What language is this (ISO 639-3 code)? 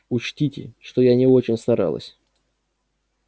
rus